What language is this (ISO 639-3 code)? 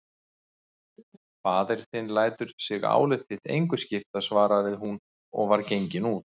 isl